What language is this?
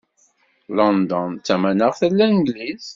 Kabyle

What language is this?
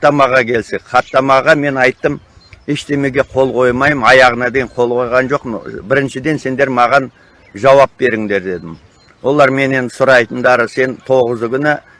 Turkish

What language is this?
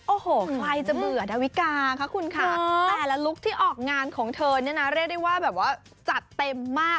Thai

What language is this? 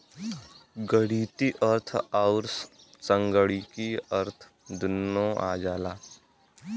Bhojpuri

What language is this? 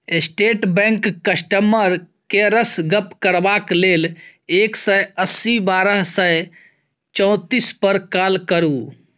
Maithili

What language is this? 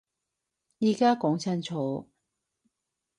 Cantonese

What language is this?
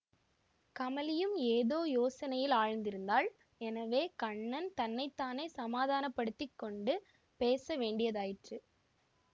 Tamil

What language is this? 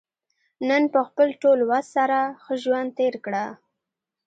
Pashto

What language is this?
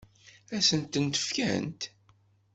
Kabyle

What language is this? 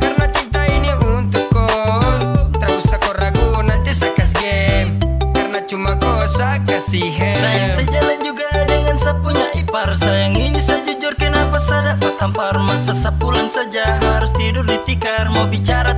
Korean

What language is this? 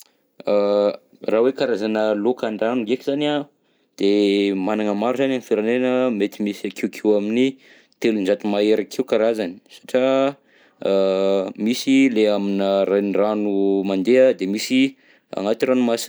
Southern Betsimisaraka Malagasy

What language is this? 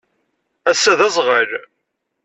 Kabyle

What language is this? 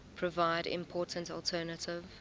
English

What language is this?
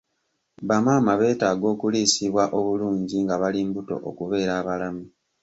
Ganda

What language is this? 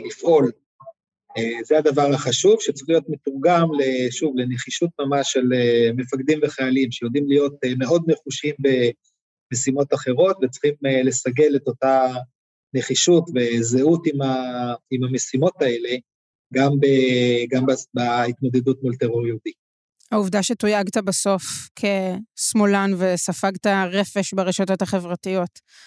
Hebrew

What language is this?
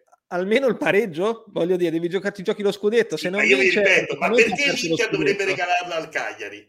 Italian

